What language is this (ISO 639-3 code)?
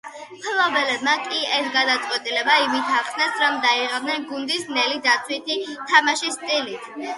kat